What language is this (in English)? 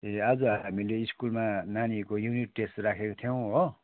Nepali